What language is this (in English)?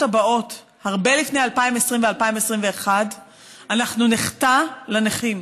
Hebrew